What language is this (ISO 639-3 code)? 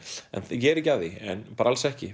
isl